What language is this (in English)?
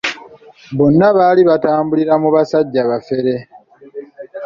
Ganda